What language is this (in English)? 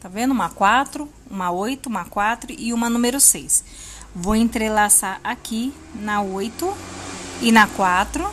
Portuguese